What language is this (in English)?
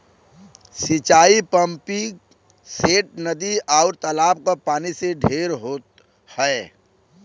Bhojpuri